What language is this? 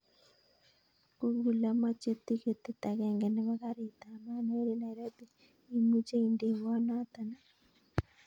Kalenjin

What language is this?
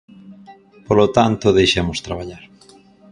Galician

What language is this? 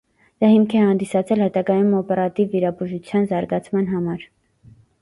Armenian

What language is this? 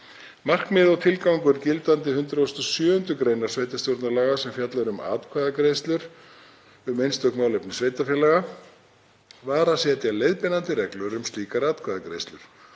Icelandic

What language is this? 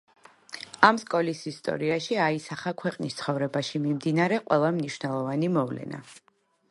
Georgian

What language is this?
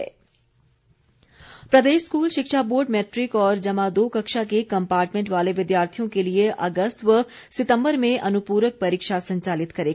Hindi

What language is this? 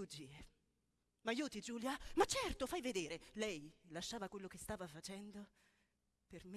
Italian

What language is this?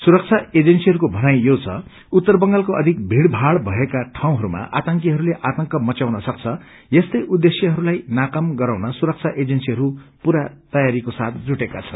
Nepali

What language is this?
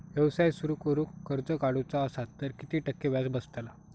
Marathi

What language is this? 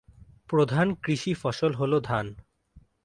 Bangla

